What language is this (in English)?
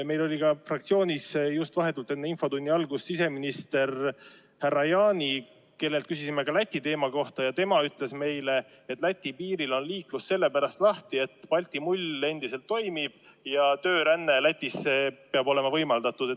Estonian